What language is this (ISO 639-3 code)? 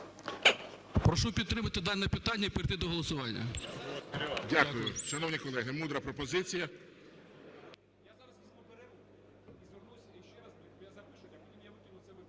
ukr